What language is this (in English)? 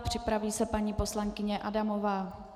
Czech